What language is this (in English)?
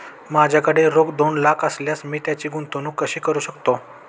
Marathi